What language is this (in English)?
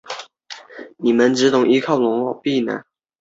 Chinese